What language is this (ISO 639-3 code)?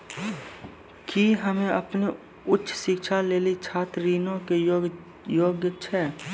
mai